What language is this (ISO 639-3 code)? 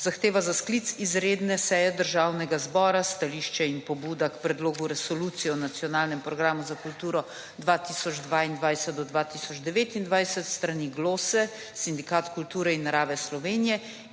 slv